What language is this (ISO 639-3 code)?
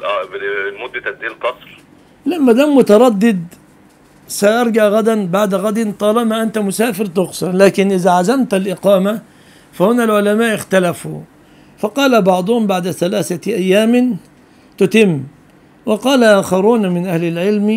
ara